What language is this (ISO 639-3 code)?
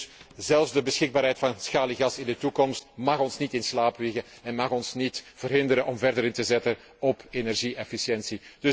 nld